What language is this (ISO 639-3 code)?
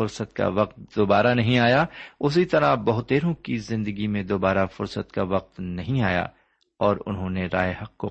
urd